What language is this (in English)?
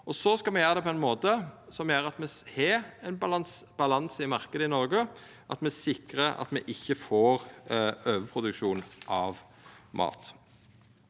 Norwegian